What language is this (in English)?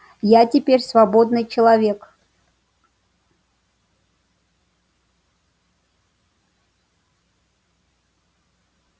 Russian